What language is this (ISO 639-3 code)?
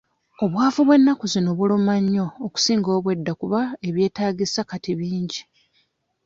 lug